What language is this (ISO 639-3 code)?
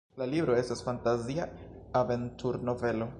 epo